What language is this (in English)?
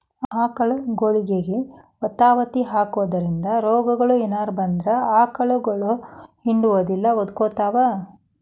Kannada